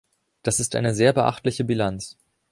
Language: German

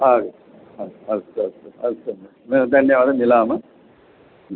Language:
Sanskrit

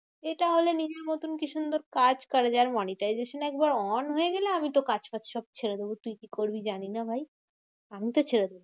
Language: Bangla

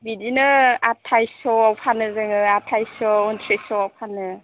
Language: Bodo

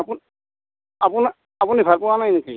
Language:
Assamese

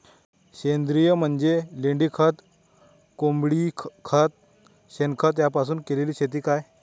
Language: Marathi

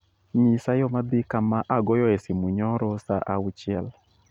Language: Luo (Kenya and Tanzania)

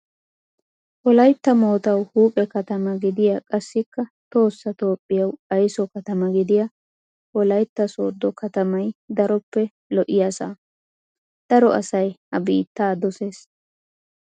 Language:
Wolaytta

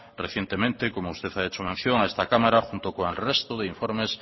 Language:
Spanish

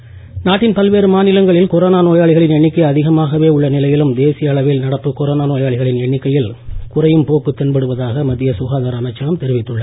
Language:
Tamil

